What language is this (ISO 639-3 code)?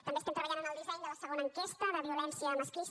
cat